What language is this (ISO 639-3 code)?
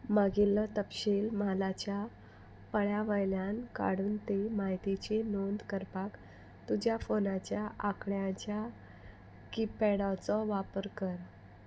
kok